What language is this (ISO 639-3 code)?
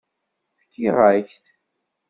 kab